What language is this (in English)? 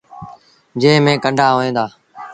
Sindhi Bhil